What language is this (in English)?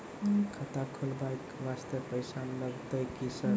Maithili